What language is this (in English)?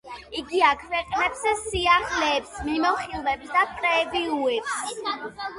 Georgian